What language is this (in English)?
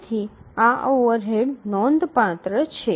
Gujarati